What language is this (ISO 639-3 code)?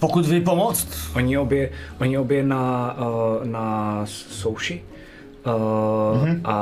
ces